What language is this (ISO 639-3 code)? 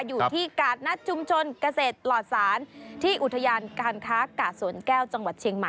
tha